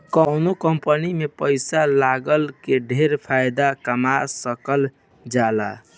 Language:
Bhojpuri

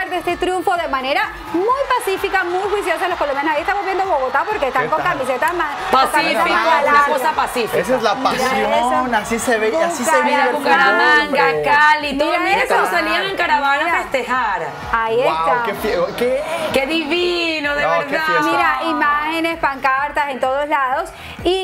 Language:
Spanish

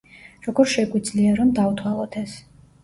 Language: Georgian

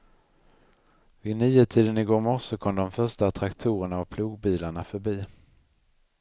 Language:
Swedish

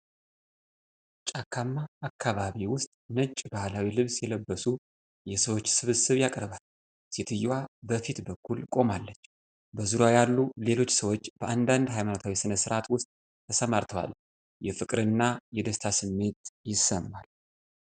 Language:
Amharic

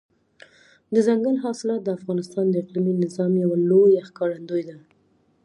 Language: Pashto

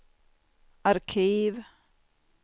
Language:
Swedish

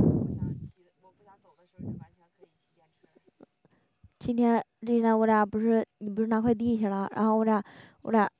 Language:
Chinese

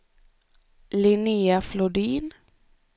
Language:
Swedish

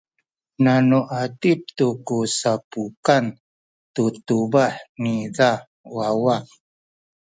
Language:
Sakizaya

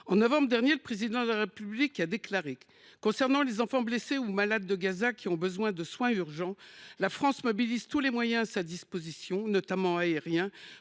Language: French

